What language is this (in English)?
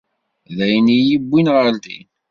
Kabyle